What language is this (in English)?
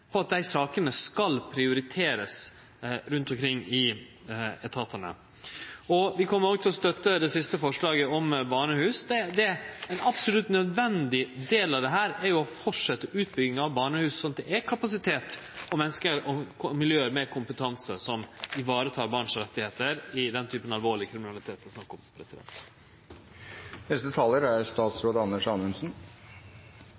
Norwegian